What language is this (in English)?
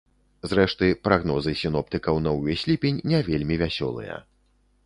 Belarusian